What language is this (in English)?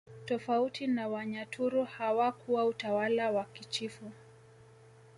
Swahili